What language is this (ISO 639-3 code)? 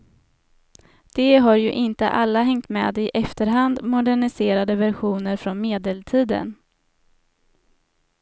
swe